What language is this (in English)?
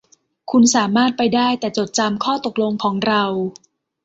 Thai